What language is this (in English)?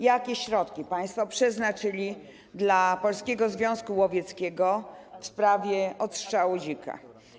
Polish